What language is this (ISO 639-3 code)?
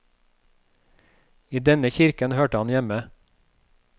nor